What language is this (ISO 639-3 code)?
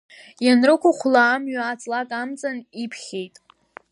abk